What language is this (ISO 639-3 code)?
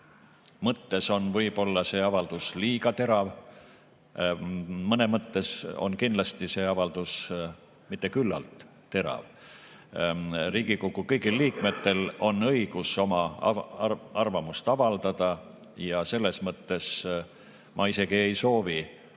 est